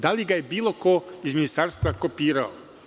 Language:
Serbian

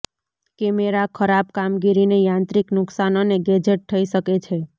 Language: Gujarati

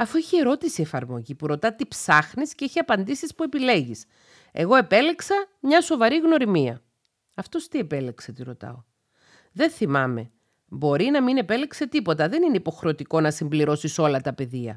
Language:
Greek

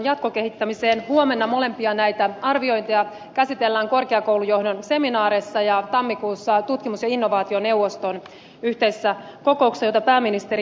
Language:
Finnish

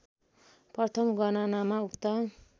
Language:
Nepali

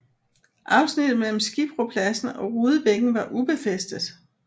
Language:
Danish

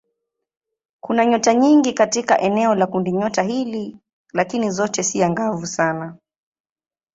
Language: Swahili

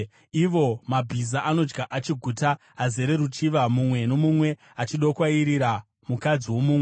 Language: Shona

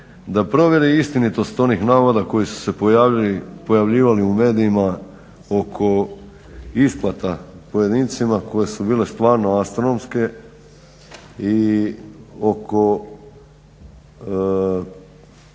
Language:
Croatian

